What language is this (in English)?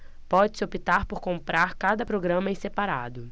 Portuguese